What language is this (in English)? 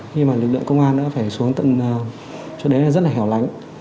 Vietnamese